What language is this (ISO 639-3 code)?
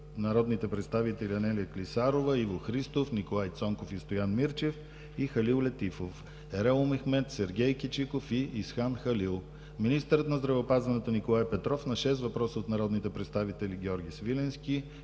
bul